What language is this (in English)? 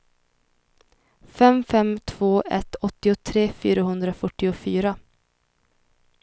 Swedish